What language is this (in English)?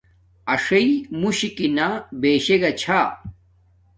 Domaaki